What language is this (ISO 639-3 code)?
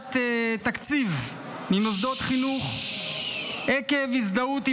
heb